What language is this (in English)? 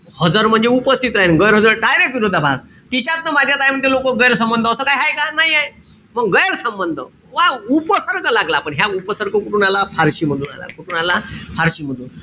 Marathi